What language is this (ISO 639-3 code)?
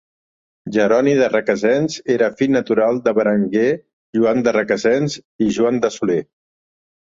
cat